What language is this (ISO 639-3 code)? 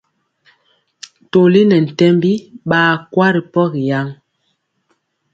mcx